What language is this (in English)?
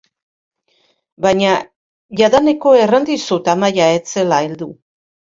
Basque